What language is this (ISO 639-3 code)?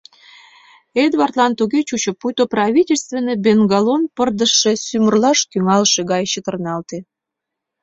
chm